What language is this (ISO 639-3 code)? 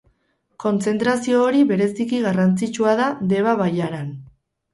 eus